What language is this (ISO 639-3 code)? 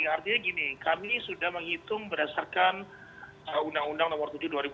ind